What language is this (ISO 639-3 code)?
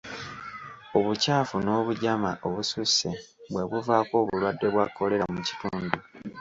lug